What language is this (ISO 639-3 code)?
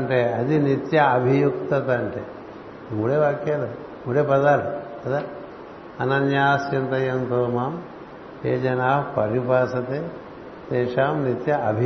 tel